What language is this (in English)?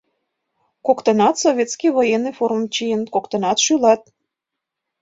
Mari